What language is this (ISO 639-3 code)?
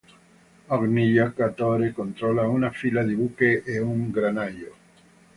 ita